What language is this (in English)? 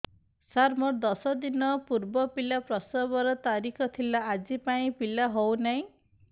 Odia